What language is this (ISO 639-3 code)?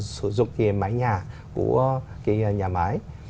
vie